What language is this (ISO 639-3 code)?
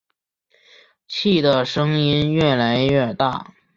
zho